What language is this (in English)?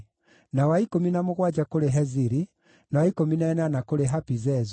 Kikuyu